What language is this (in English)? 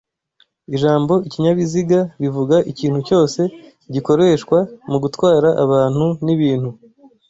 Kinyarwanda